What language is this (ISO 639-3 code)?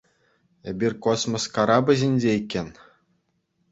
chv